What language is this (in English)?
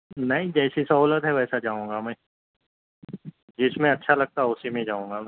Urdu